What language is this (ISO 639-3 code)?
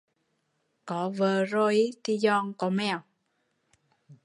vie